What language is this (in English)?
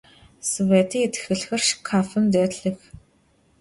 Adyghe